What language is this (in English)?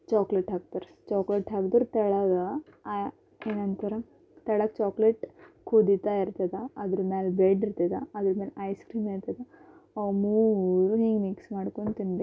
Kannada